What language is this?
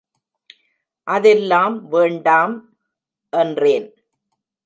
Tamil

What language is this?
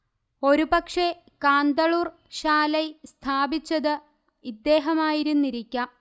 Malayalam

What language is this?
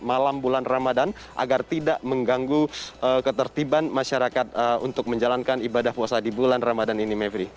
Indonesian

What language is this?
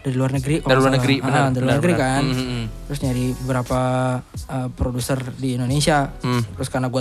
Indonesian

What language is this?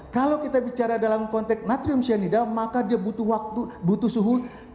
Indonesian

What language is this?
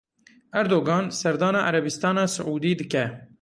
Kurdish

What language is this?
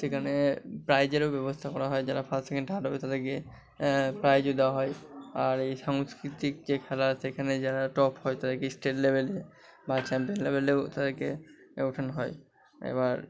Bangla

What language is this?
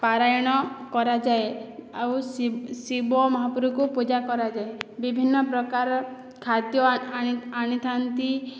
Odia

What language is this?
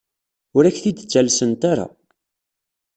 Kabyle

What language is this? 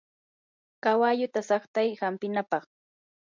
Yanahuanca Pasco Quechua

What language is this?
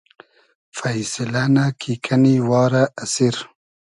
Hazaragi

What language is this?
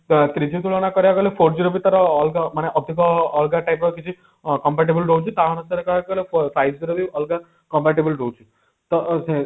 Odia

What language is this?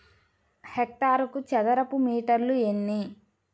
Telugu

